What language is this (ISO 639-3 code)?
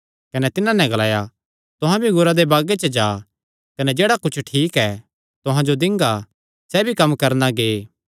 xnr